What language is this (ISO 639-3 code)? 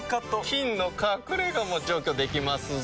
jpn